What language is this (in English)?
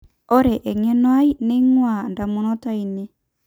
Masai